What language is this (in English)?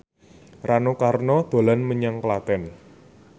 Javanese